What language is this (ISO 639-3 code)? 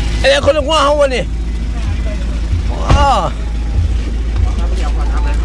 tha